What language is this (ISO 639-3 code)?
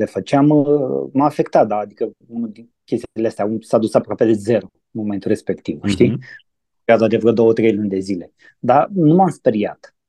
ron